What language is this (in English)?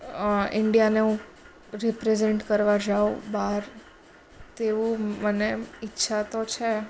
Gujarati